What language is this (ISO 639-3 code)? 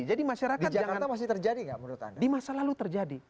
ind